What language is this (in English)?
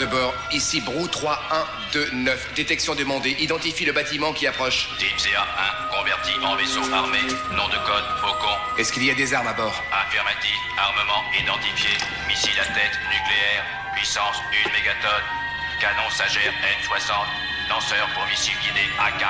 French